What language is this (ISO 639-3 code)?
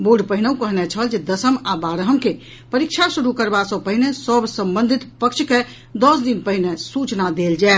mai